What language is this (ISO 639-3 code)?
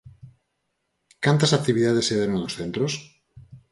glg